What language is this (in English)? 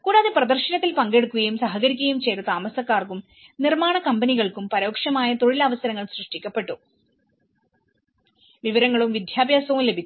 Malayalam